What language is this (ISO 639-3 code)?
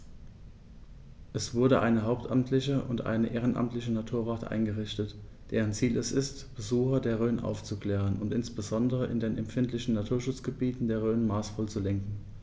deu